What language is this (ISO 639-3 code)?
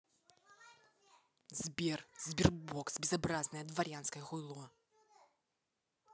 rus